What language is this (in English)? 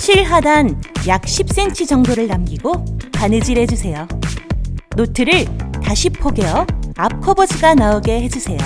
Korean